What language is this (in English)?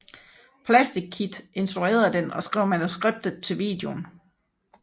Danish